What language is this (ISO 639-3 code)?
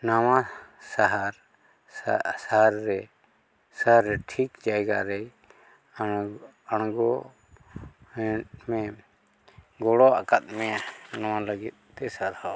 sat